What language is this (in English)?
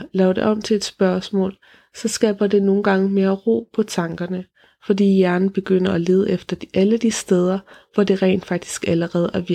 Danish